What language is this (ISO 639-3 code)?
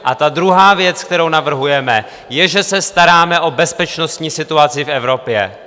ces